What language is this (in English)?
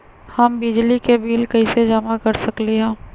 Magahi